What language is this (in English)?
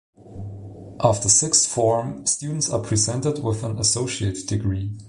English